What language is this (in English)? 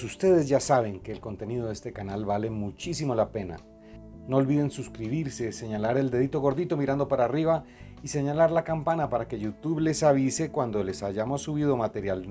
Spanish